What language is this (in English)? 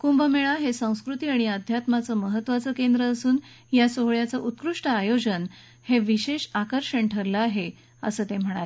Marathi